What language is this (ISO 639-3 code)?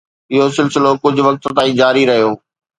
snd